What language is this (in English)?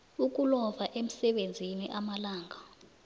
South Ndebele